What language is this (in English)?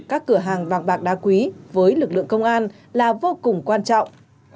Vietnamese